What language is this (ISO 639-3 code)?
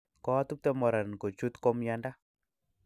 kln